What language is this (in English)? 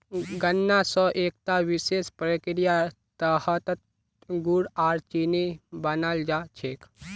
Magahi